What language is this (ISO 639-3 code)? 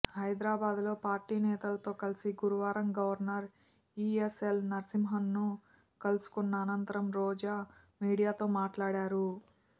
tel